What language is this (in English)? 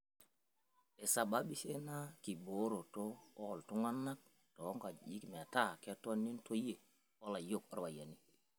Masai